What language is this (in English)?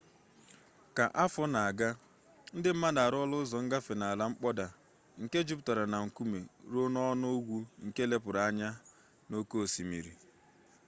Igbo